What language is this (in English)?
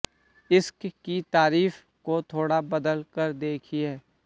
Hindi